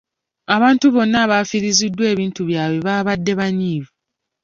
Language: Ganda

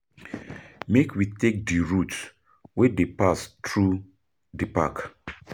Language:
Nigerian Pidgin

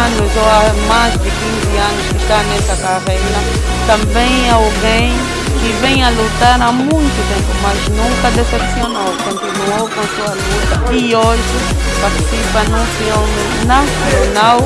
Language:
Portuguese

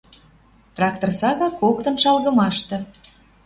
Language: Western Mari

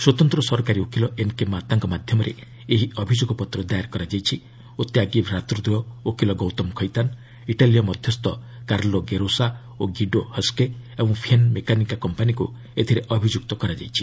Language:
Odia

